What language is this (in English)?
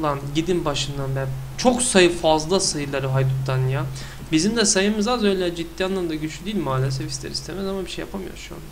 Turkish